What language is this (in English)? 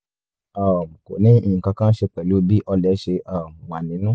Yoruba